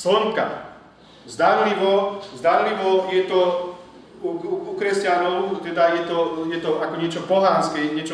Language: Slovak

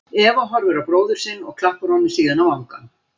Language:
Icelandic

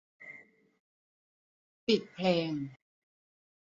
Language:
Thai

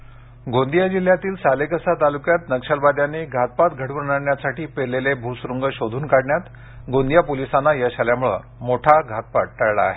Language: Marathi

